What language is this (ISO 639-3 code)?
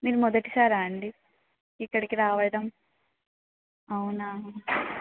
tel